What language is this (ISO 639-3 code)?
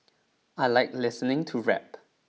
eng